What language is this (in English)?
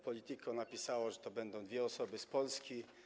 Polish